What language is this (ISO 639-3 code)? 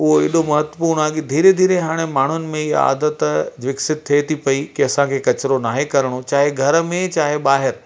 snd